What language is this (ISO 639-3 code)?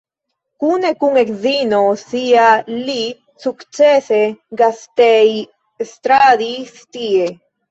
epo